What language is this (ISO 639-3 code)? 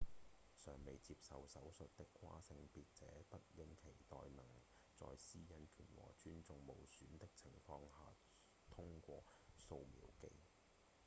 yue